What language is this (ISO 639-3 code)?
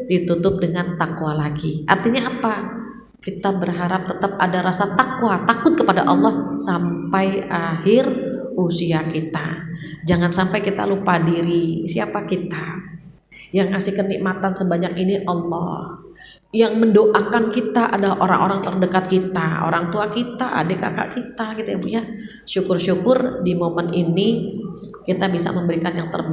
ind